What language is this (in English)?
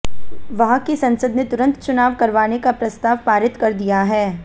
Hindi